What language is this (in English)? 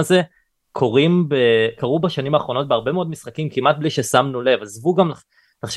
Hebrew